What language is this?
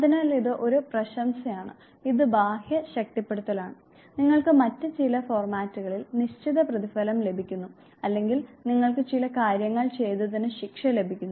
Malayalam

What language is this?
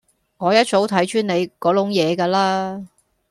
Cantonese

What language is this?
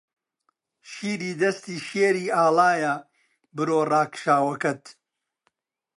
Central Kurdish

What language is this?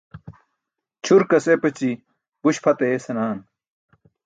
Burushaski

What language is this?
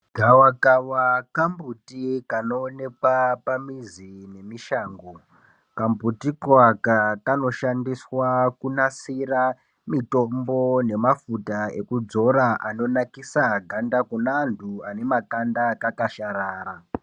Ndau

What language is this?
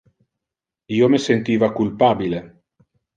Interlingua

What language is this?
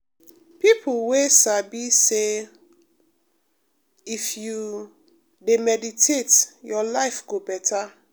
Nigerian Pidgin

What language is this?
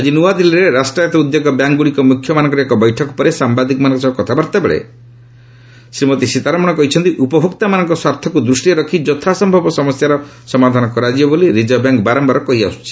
Odia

